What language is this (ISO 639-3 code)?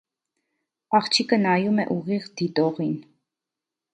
hye